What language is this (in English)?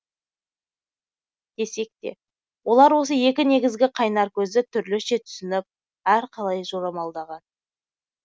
Kazakh